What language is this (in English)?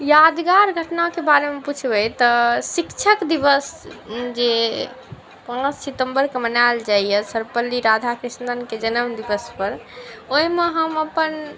Maithili